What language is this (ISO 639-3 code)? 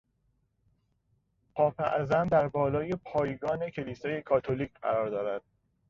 fas